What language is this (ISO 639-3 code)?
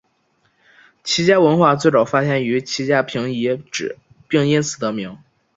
zho